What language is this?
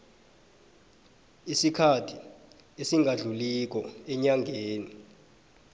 South Ndebele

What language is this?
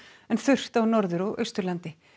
Icelandic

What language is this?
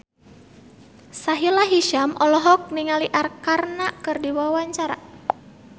Sundanese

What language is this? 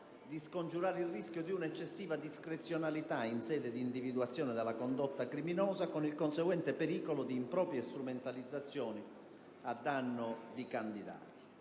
Italian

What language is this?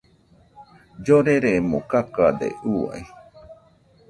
Nüpode Huitoto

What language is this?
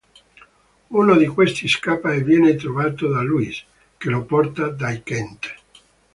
Italian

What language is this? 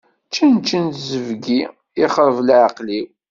Kabyle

